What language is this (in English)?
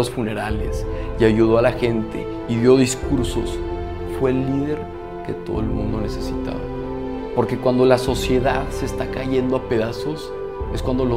Spanish